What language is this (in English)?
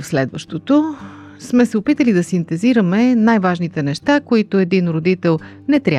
Bulgarian